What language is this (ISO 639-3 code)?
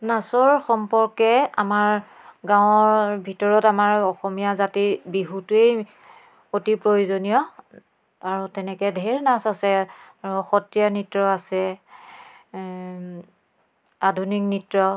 asm